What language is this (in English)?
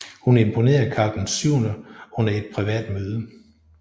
Danish